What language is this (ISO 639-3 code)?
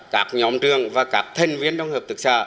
vie